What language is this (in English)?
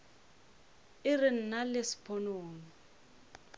Northern Sotho